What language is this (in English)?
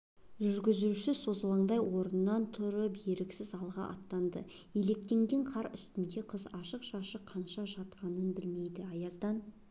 Kazakh